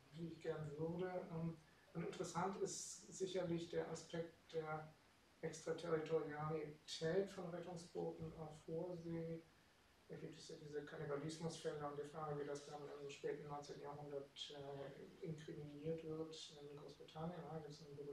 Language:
German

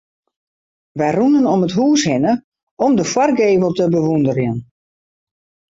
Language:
Western Frisian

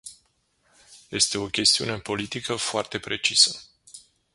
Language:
Romanian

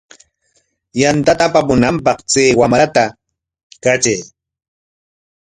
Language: Corongo Ancash Quechua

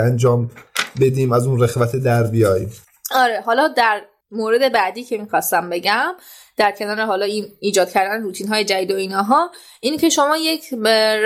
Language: Persian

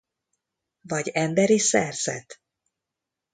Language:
Hungarian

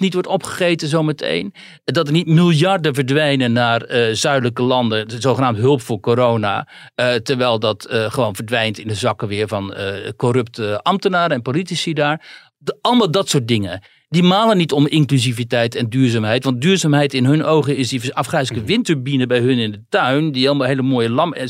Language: Dutch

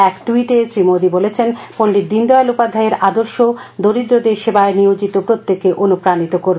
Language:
Bangla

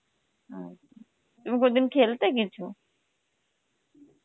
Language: Bangla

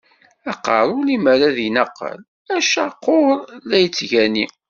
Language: Kabyle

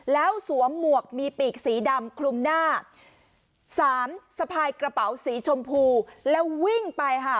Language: Thai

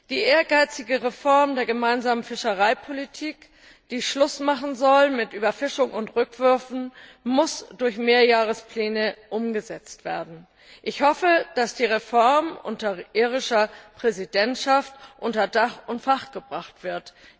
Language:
German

